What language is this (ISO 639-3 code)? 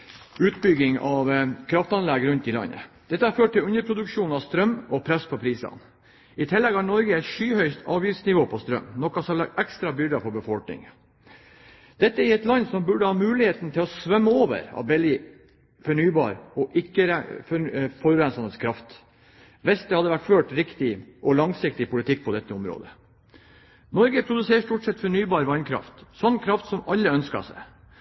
nob